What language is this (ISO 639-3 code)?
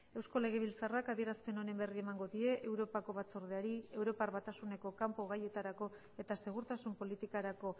eus